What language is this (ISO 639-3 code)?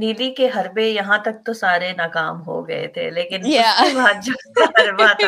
urd